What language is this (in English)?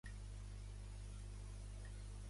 Catalan